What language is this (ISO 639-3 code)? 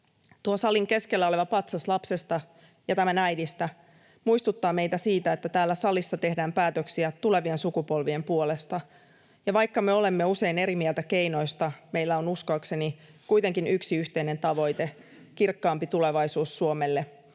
fin